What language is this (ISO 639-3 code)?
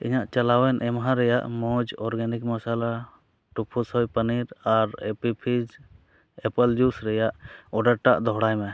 sat